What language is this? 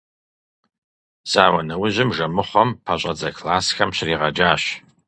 Kabardian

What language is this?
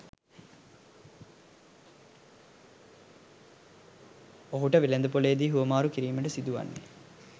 Sinhala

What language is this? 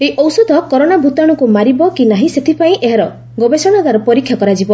Odia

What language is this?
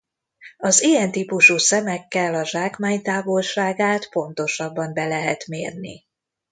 Hungarian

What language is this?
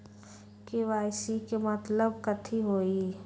Magahi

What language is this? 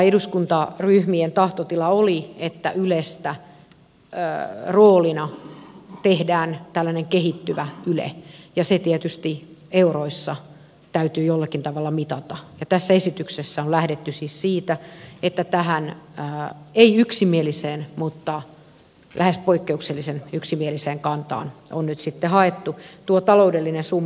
Finnish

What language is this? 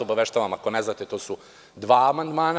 Serbian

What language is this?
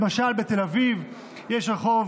Hebrew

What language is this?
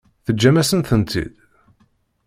Kabyle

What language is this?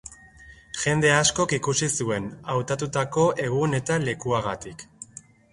Basque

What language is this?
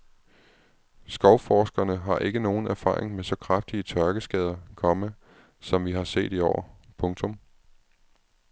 Danish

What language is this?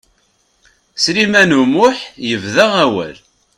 Kabyle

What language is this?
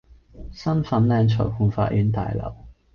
Cantonese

